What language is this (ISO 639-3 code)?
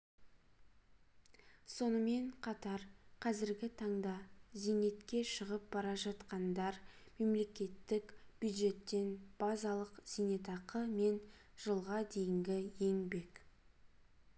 kaz